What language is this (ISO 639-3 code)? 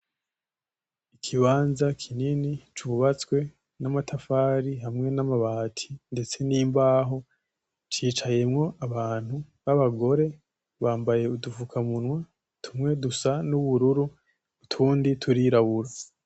run